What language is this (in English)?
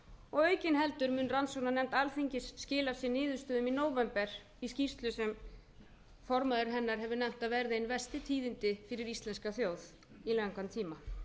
Icelandic